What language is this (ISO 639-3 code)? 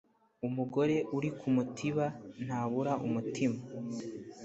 kin